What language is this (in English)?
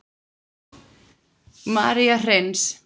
Icelandic